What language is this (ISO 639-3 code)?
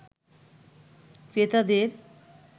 ben